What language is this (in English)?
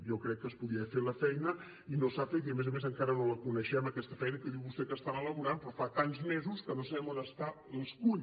Catalan